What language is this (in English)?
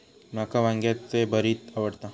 Marathi